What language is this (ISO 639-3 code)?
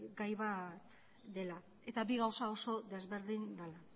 eus